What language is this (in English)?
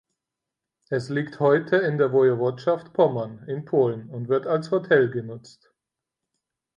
German